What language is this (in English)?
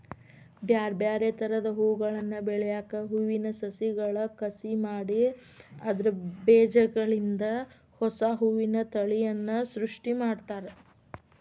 Kannada